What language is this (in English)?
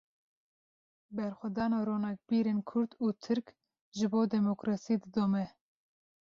Kurdish